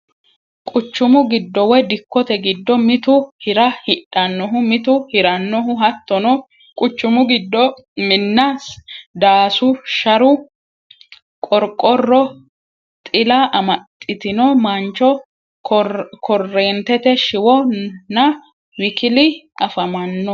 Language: Sidamo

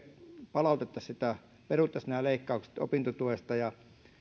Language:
Finnish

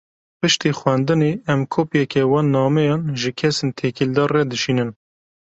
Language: Kurdish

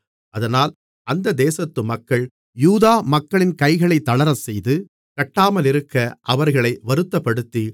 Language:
Tamil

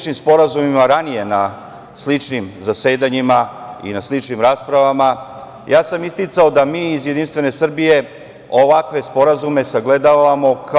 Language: Serbian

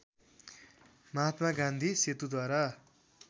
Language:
Nepali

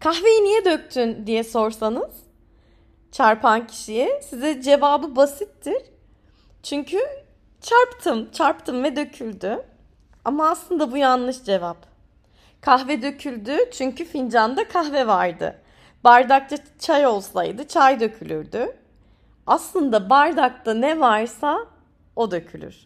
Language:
Turkish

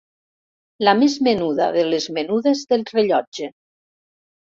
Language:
Catalan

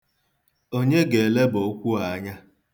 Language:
Igbo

